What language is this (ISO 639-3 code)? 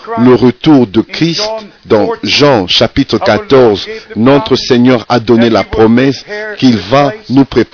fra